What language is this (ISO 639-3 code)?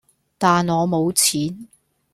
yue